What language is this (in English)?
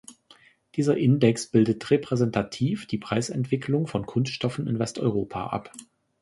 German